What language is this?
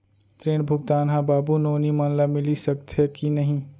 Chhattisgarhi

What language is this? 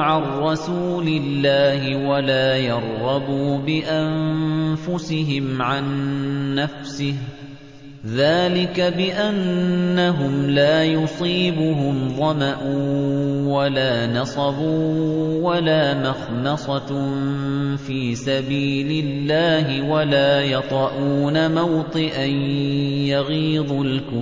Arabic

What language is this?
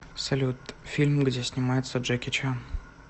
Russian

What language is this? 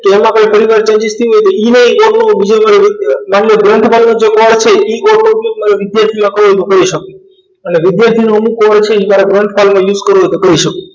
Gujarati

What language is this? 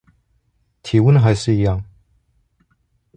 Chinese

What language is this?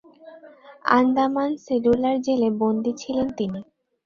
Bangla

